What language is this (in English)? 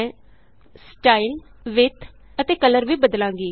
Punjabi